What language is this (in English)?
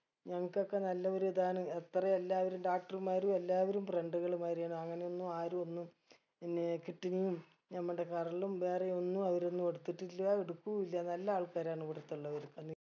Malayalam